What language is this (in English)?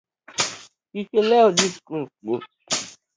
Luo (Kenya and Tanzania)